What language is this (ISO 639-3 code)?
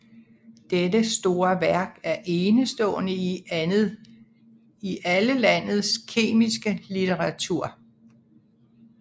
dan